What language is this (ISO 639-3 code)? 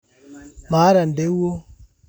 mas